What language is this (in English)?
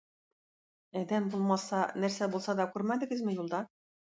Tatar